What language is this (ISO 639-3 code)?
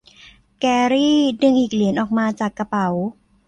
tha